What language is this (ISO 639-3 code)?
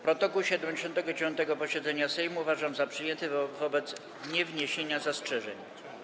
pol